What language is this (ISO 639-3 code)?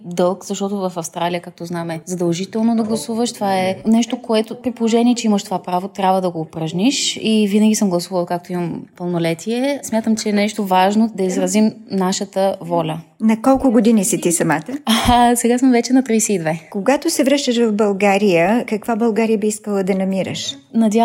bul